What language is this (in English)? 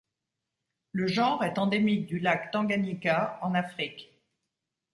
French